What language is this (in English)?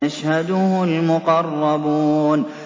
Arabic